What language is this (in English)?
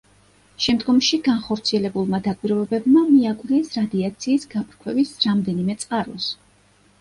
Georgian